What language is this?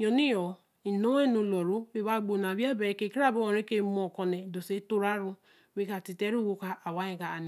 Eleme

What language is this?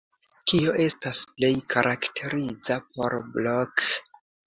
Esperanto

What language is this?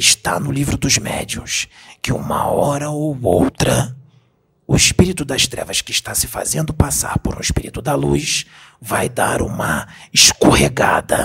Portuguese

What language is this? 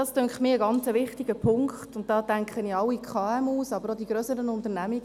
Swiss German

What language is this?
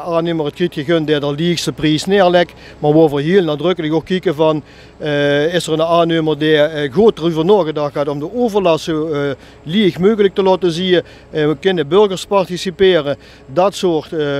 Dutch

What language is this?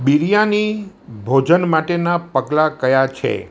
Gujarati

